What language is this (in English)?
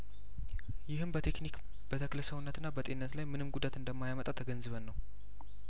Amharic